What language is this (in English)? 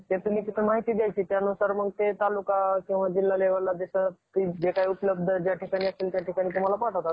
Marathi